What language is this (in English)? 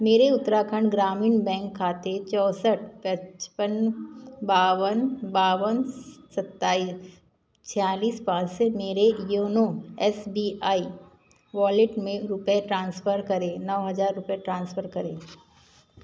Hindi